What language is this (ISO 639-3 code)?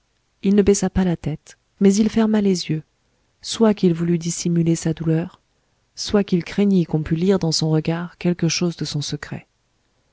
fra